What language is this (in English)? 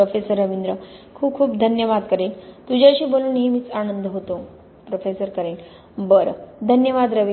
Marathi